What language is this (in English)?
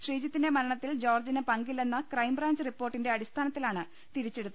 Malayalam